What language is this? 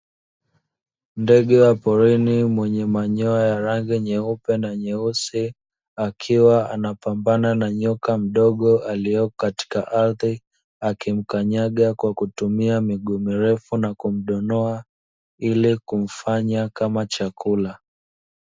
Swahili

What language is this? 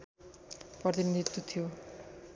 Nepali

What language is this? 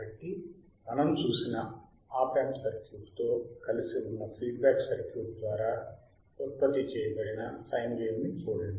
Telugu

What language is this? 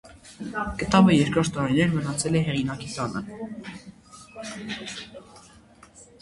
Armenian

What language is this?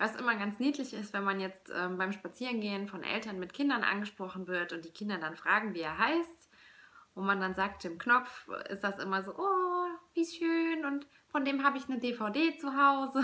German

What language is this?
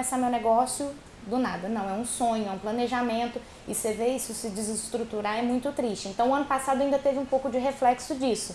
Portuguese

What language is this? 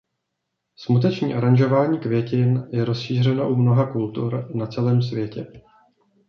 Czech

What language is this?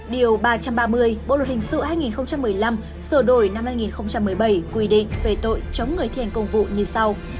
Vietnamese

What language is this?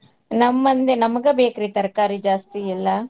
Kannada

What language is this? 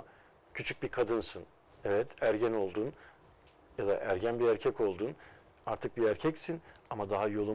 Turkish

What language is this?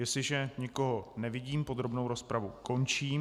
Czech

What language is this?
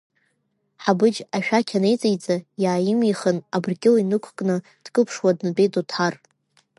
Abkhazian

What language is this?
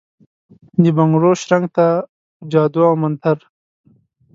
Pashto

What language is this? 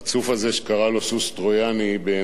Hebrew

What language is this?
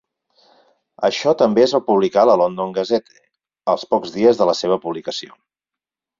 Catalan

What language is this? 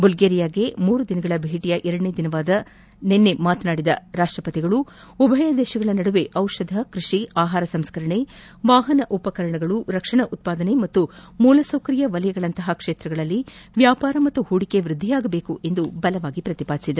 Kannada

